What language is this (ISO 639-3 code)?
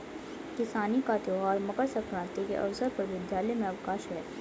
hin